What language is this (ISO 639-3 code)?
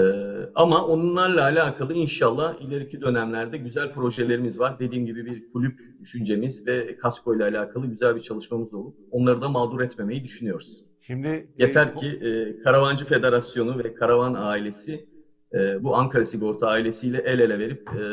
tur